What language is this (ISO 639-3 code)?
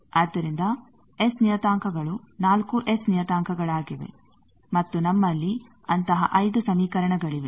kan